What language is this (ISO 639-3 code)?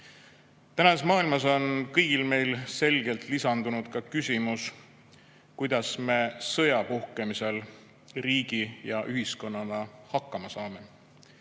est